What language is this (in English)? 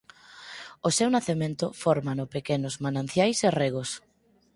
Galician